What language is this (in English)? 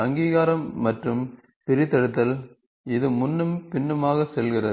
Tamil